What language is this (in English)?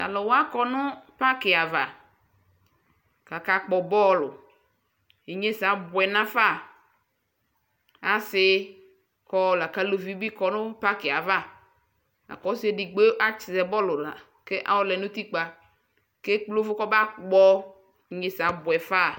Ikposo